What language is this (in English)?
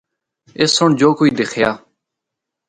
Northern Hindko